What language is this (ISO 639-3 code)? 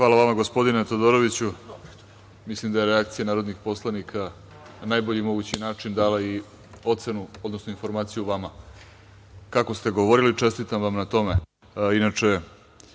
srp